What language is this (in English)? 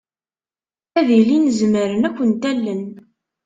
Kabyle